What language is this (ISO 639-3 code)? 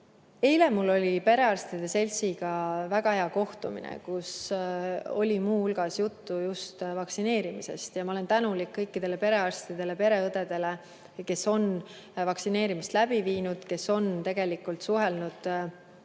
est